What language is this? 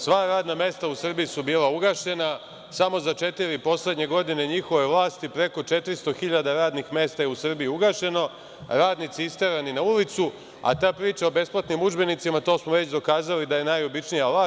Serbian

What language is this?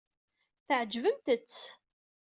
Kabyle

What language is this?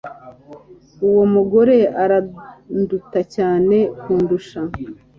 Kinyarwanda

